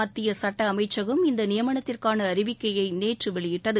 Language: Tamil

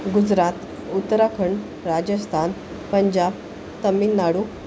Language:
Marathi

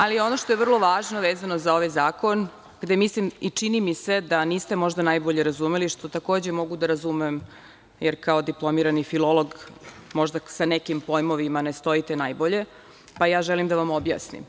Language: Serbian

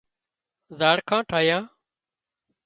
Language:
Wadiyara Koli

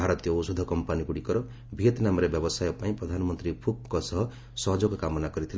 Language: Odia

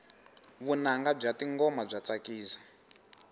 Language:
Tsonga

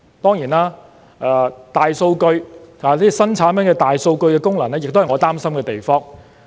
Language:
Cantonese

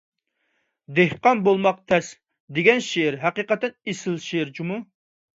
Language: Uyghur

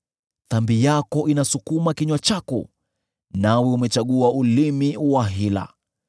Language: Swahili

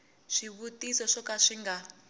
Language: Tsonga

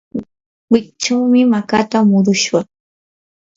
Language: Yanahuanca Pasco Quechua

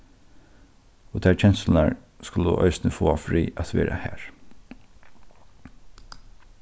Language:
Faroese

